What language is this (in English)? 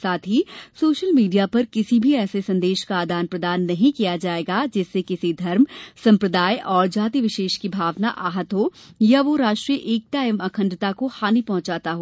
Hindi